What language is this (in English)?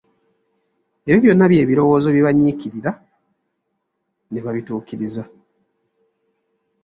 Ganda